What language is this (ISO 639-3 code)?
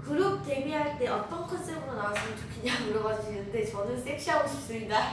kor